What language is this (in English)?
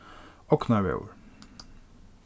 Faroese